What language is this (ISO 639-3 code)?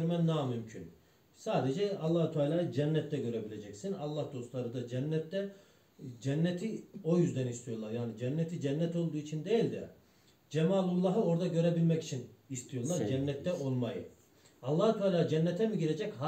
tur